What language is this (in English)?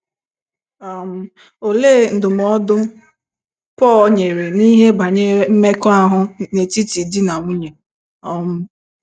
Igbo